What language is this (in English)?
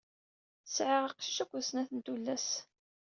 Kabyle